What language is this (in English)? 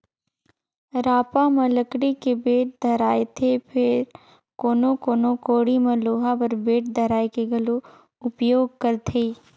Chhattisgarhi